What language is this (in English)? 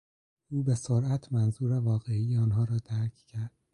Persian